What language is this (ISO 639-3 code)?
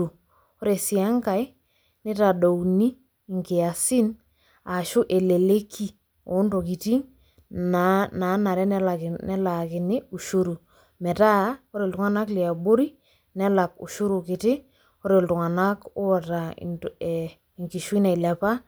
mas